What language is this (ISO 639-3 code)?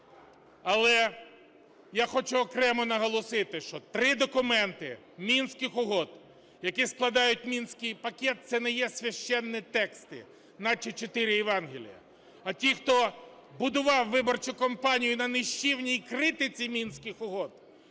ukr